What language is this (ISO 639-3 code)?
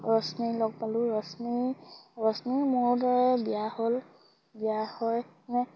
asm